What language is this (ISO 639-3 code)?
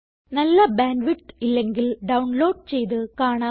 mal